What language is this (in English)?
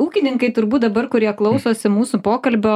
Lithuanian